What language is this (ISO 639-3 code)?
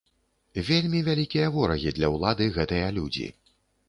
bel